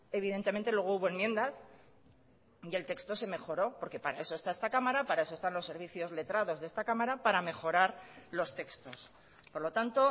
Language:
Spanish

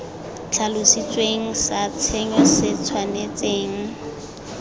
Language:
Tswana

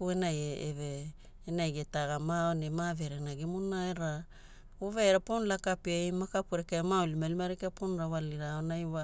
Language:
Hula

